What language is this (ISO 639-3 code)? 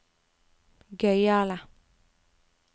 nor